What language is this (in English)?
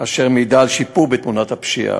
Hebrew